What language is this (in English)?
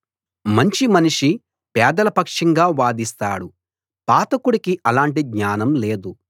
Telugu